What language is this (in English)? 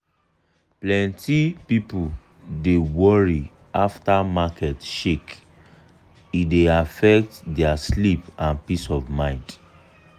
Nigerian Pidgin